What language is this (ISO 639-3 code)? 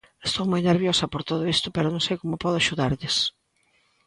glg